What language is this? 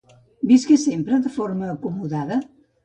Catalan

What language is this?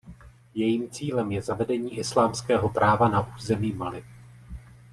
Czech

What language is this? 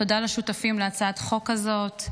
Hebrew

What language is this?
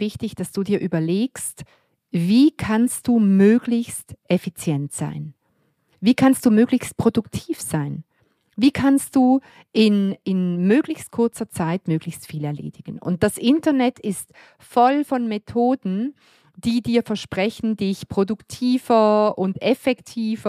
German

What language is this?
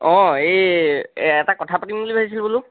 Assamese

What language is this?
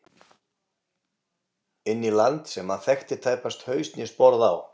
Icelandic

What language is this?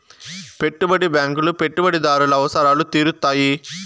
Telugu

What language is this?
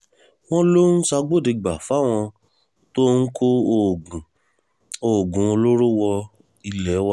Yoruba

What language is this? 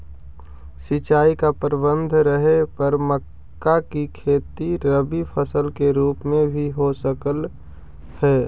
Magahi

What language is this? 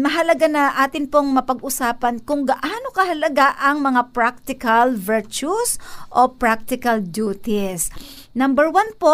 Filipino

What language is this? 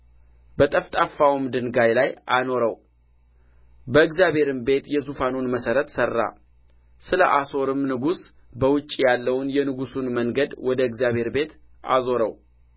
Amharic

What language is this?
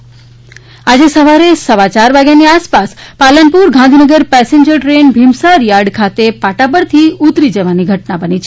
Gujarati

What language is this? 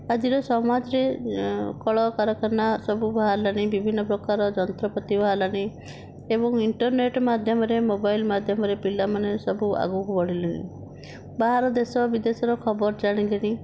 Odia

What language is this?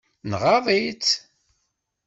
Kabyle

